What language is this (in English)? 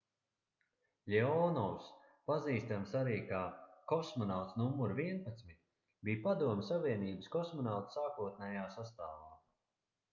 Latvian